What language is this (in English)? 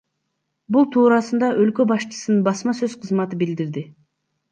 Kyrgyz